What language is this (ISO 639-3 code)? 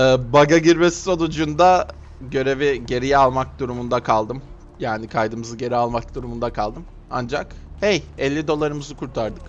tur